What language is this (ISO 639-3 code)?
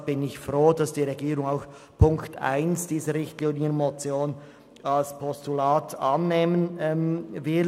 gsw